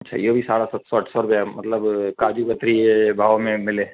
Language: Sindhi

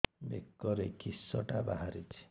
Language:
Odia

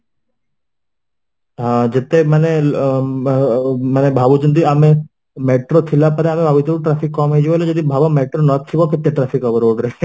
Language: Odia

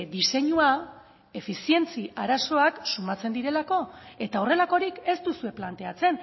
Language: Basque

